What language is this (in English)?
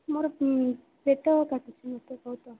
Odia